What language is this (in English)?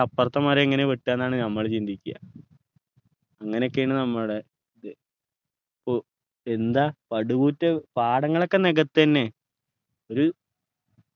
Malayalam